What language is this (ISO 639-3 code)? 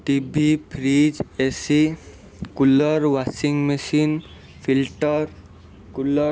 ori